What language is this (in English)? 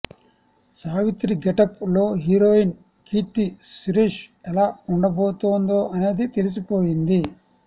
Telugu